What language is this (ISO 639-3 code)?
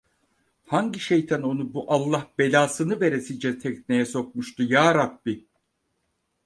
tur